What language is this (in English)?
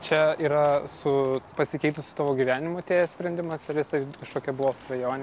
Lithuanian